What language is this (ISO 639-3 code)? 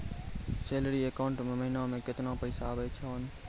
mai